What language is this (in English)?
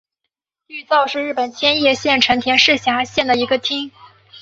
Chinese